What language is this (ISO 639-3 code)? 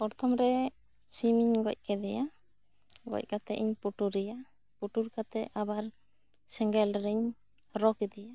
sat